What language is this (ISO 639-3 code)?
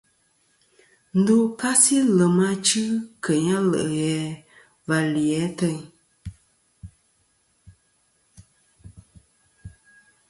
bkm